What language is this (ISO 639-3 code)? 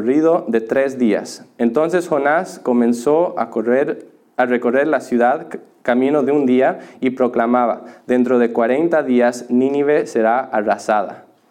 spa